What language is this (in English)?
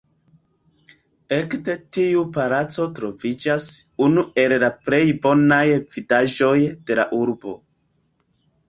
Esperanto